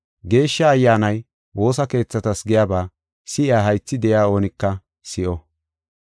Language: Gofa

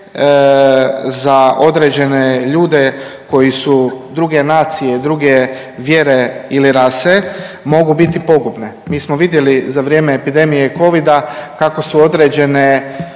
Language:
Croatian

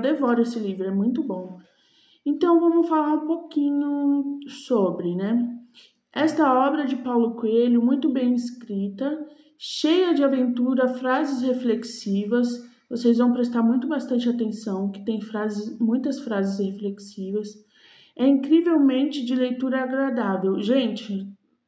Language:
Portuguese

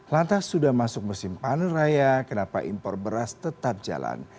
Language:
Indonesian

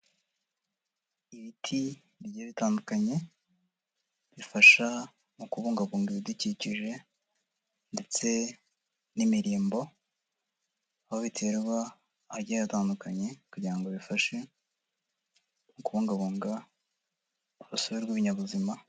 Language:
Kinyarwanda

